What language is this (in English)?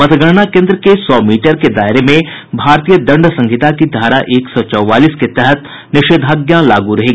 Hindi